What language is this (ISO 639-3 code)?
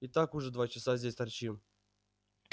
rus